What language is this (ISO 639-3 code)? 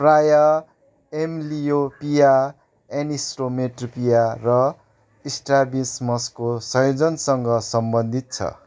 nep